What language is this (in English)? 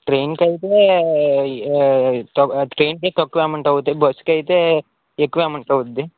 Telugu